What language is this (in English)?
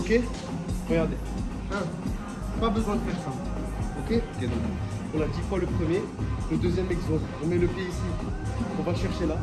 French